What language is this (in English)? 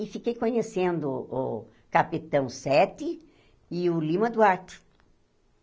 Portuguese